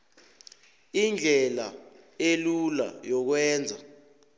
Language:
South Ndebele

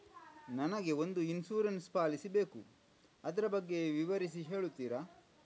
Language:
Kannada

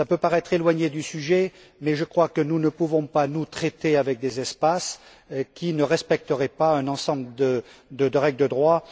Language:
French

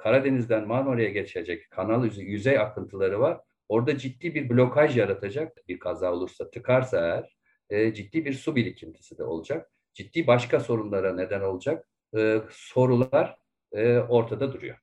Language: Turkish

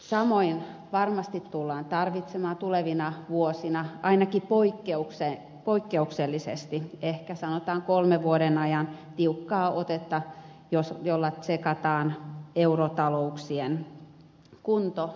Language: Finnish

